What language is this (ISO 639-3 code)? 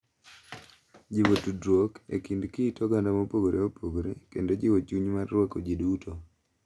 luo